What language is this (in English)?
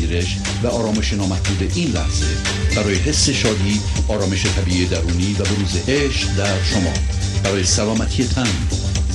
Persian